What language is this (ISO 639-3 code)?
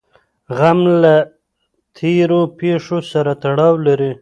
pus